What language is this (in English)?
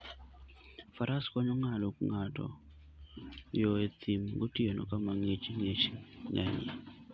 Luo (Kenya and Tanzania)